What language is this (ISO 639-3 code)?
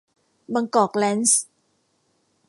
tha